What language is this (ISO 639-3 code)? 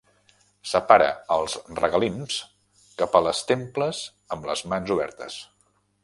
cat